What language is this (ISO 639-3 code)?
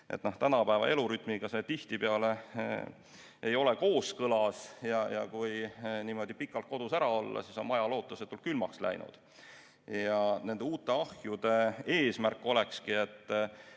est